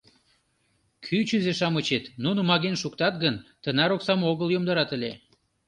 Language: Mari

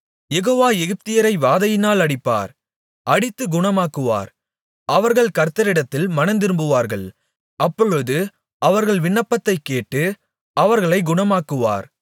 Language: Tamil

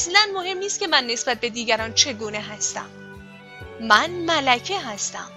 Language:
Persian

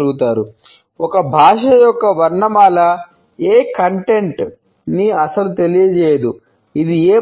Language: Telugu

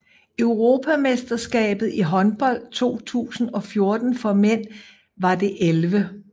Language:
Danish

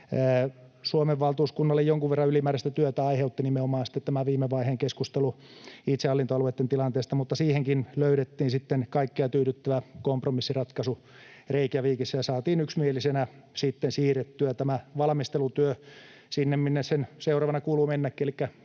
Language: Finnish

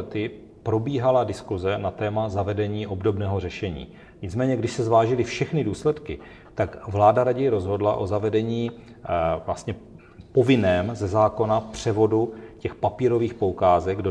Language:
Czech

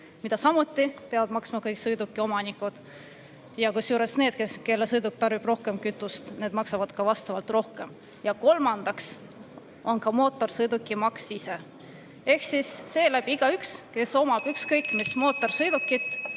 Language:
Estonian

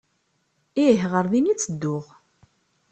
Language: Kabyle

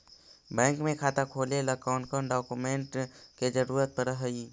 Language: Magahi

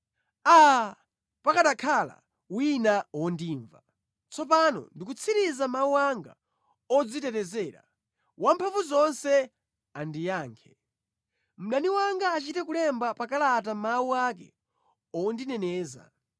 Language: Nyanja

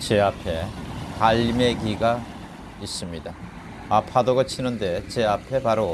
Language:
Korean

